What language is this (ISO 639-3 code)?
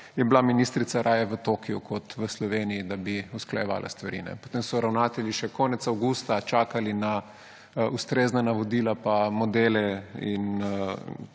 slv